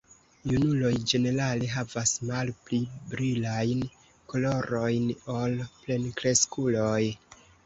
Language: Esperanto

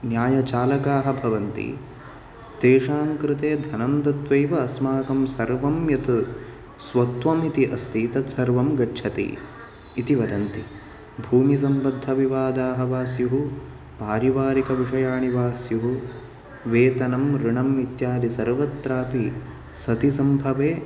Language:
Sanskrit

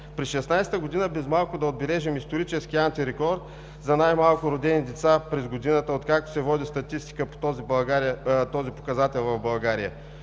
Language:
Bulgarian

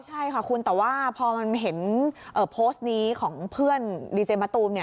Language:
Thai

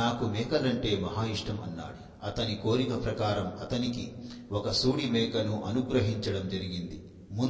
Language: Telugu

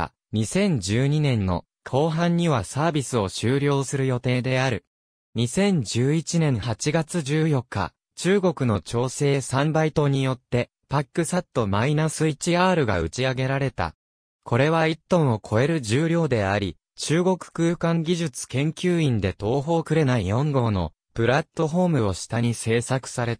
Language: Japanese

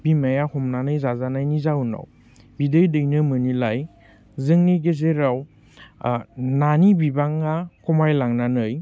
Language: Bodo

